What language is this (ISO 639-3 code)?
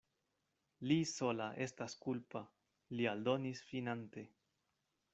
epo